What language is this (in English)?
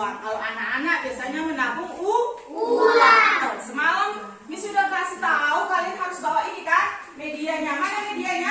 Indonesian